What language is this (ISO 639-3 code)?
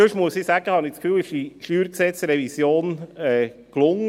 gsw